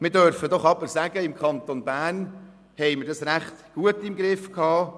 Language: Swiss German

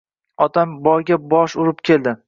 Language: Uzbek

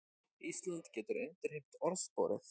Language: Icelandic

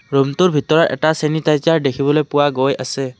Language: Assamese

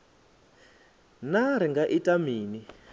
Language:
Venda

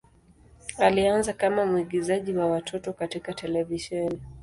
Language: Swahili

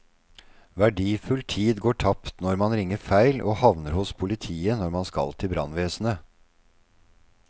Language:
Norwegian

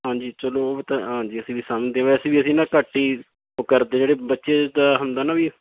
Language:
Punjabi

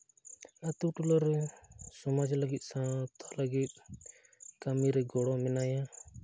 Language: Santali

